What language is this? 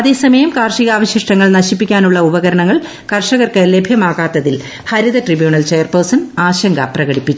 Malayalam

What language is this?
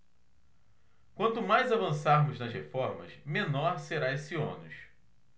Portuguese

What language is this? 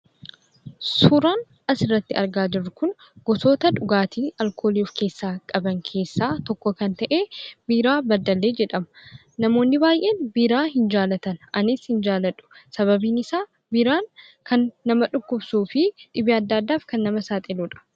Oromo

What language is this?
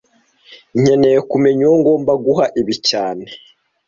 Kinyarwanda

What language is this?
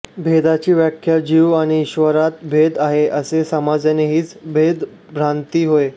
Marathi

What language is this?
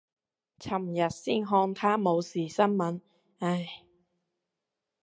Cantonese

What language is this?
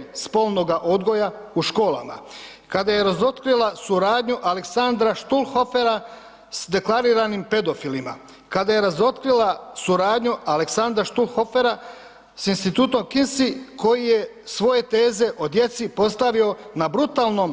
Croatian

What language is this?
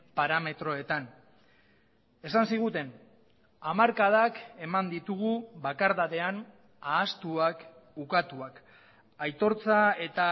Basque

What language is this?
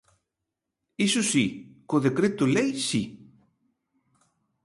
Galician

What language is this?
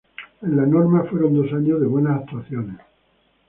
Spanish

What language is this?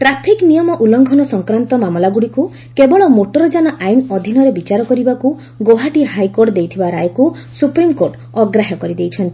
Odia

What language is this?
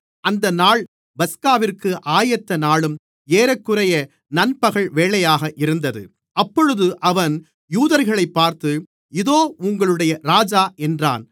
Tamil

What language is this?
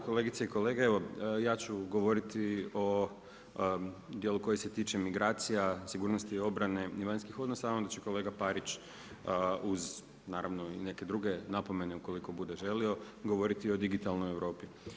Croatian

